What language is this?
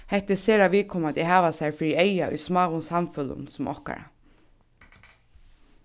Faroese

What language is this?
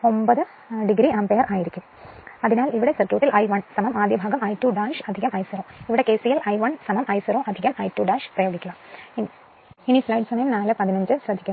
Malayalam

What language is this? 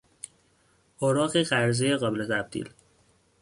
Persian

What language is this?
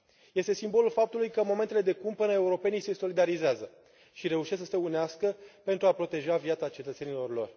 Romanian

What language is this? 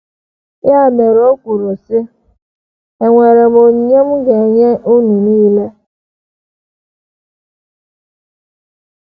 Igbo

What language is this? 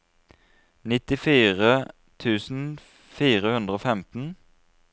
Norwegian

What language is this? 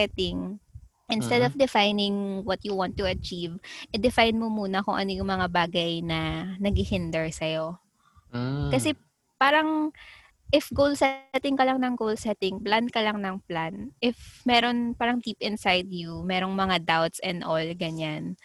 Filipino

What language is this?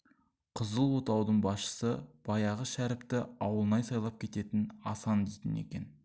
Kazakh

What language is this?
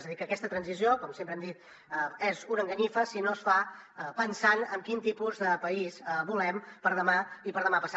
Catalan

